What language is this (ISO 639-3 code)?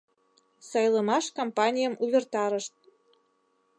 chm